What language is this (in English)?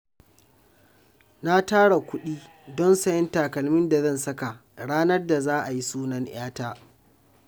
Hausa